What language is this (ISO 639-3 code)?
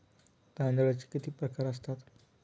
mar